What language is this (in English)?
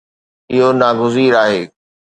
Sindhi